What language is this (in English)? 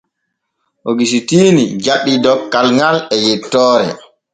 Borgu Fulfulde